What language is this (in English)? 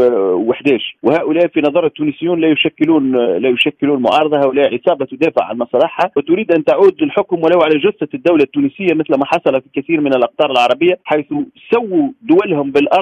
Arabic